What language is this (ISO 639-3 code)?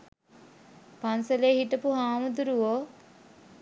sin